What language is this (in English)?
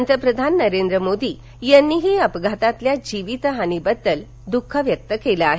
Marathi